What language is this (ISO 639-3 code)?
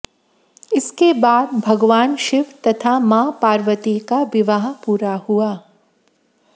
hin